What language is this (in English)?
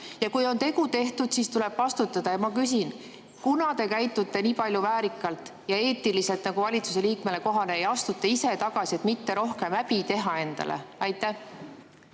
Estonian